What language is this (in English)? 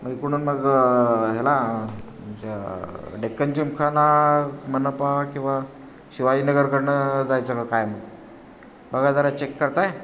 Marathi